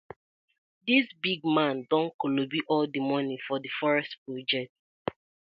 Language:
Nigerian Pidgin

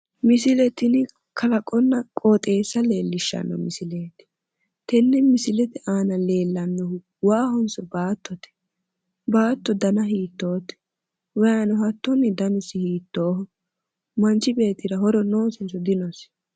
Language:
Sidamo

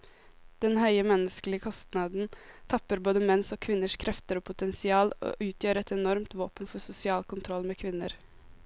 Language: Norwegian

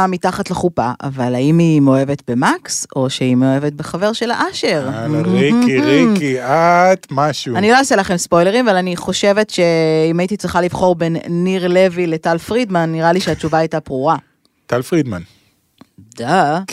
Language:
Hebrew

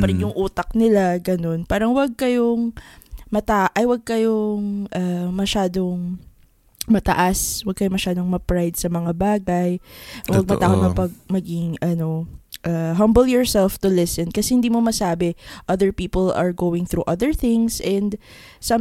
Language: Filipino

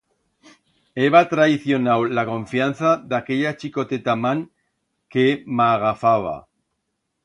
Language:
Aragonese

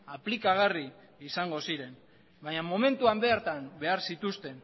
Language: Basque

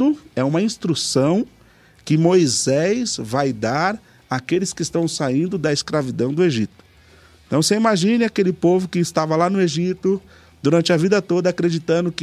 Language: Portuguese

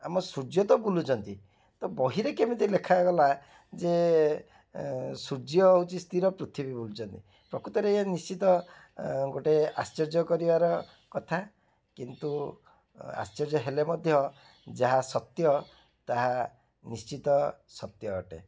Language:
Odia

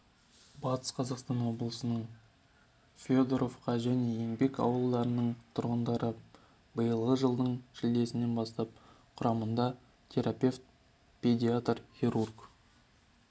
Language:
Kazakh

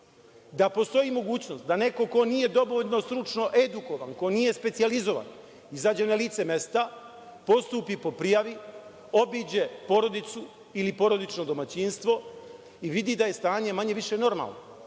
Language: Serbian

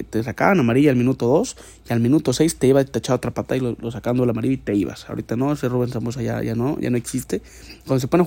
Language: Spanish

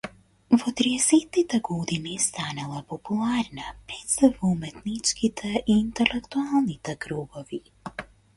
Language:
Macedonian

